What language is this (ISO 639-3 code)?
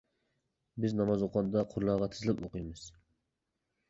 uig